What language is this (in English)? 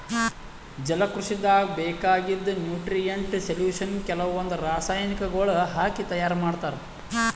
Kannada